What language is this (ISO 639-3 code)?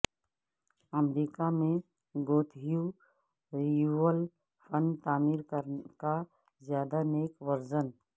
urd